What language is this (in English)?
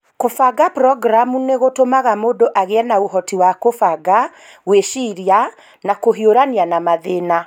Kikuyu